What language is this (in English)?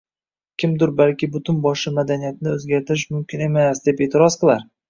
Uzbek